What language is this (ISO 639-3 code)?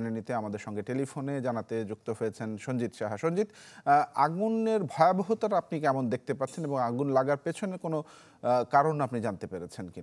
ron